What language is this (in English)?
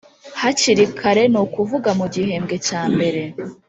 Kinyarwanda